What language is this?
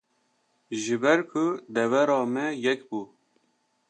Kurdish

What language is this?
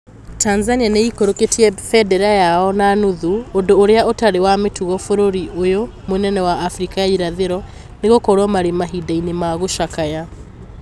Kikuyu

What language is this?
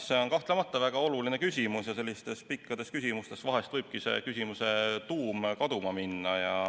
Estonian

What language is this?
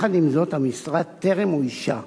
Hebrew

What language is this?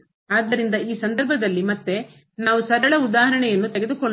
Kannada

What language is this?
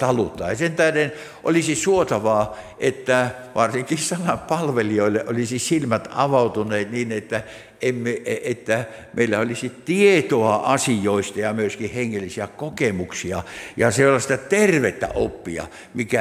Finnish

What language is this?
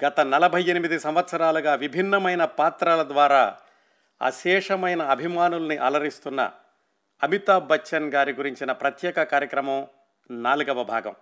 Telugu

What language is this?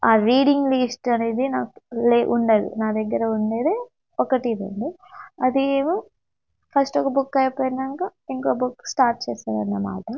Telugu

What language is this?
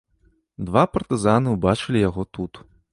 Belarusian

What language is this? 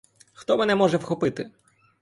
Ukrainian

